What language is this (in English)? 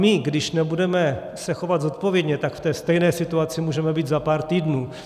Czech